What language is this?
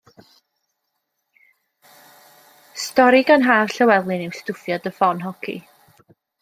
Welsh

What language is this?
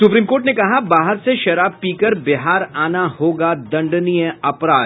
Hindi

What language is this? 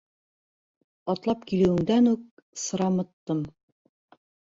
Bashkir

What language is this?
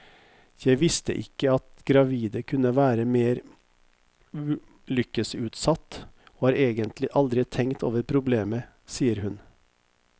Norwegian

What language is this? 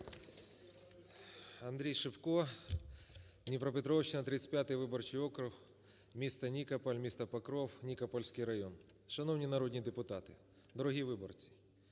Ukrainian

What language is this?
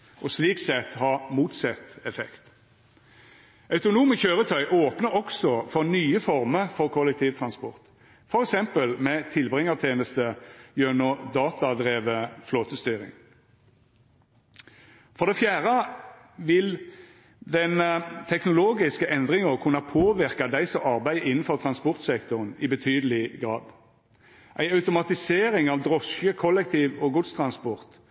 Norwegian Nynorsk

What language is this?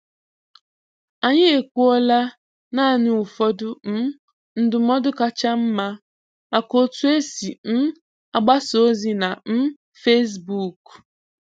Igbo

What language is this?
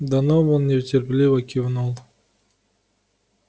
Russian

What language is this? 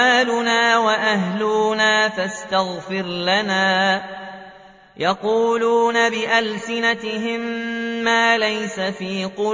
Arabic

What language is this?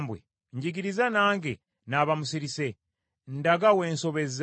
Ganda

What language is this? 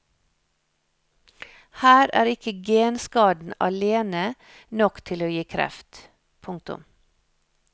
Norwegian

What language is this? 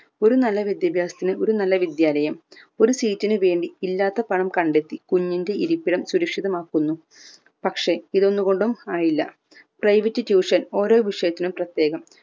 Malayalam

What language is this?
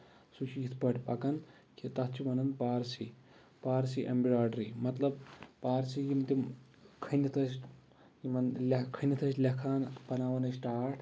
Kashmiri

